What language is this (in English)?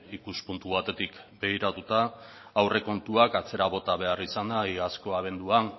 Basque